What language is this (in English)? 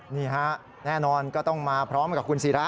Thai